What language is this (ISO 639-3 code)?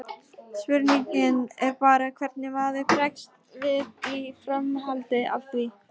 isl